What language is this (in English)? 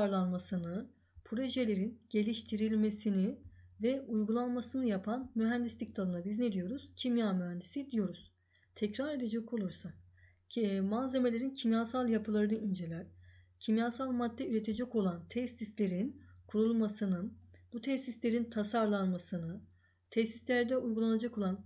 Turkish